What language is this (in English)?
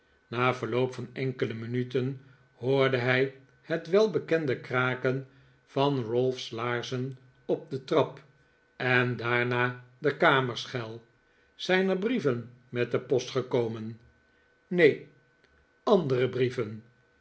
Dutch